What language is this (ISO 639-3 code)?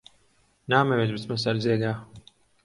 ckb